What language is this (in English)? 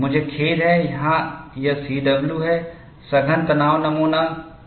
Hindi